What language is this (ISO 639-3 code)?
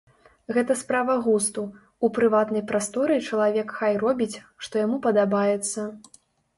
bel